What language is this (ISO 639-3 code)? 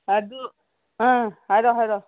mni